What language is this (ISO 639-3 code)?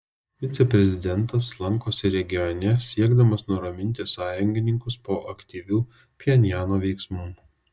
lit